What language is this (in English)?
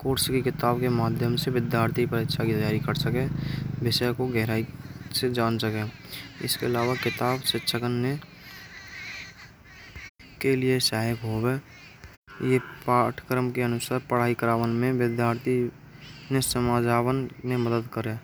Braj